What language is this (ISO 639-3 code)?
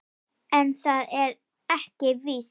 isl